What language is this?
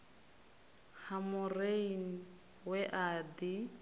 Venda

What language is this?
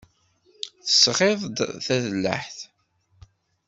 Kabyle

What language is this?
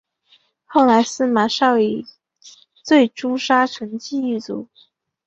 Chinese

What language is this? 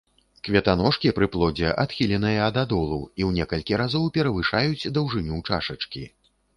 Belarusian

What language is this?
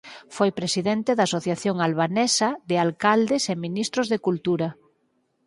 Galician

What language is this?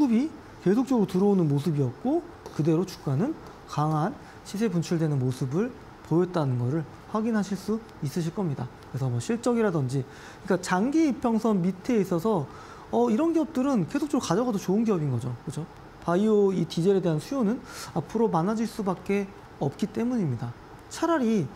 Korean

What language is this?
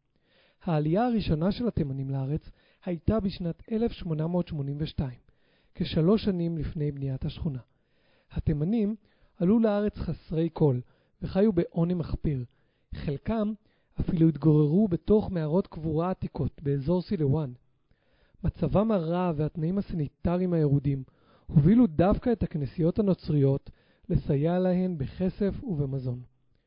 Hebrew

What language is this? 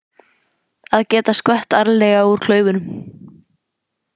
Icelandic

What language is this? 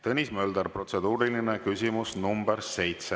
Estonian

